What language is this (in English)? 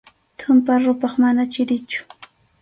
Arequipa-La Unión Quechua